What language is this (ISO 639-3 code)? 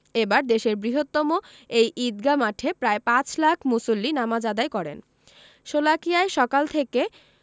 ben